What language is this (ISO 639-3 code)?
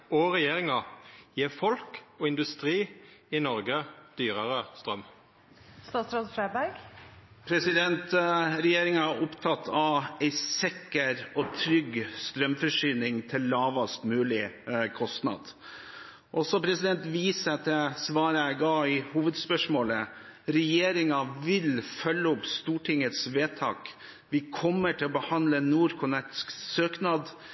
nor